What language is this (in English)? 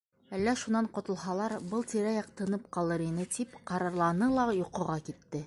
Bashkir